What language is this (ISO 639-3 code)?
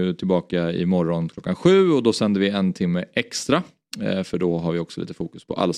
swe